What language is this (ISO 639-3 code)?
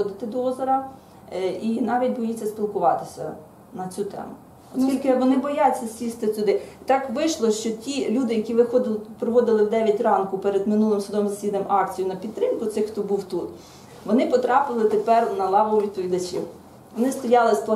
ukr